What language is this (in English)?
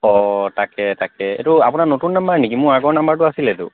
Assamese